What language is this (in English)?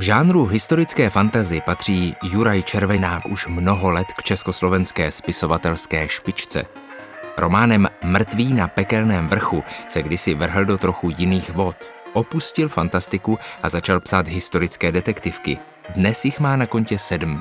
Czech